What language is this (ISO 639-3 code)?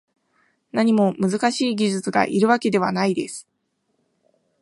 jpn